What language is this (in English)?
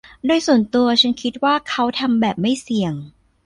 Thai